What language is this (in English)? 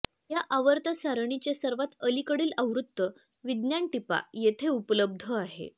Marathi